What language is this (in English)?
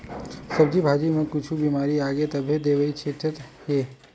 Chhattisgarhi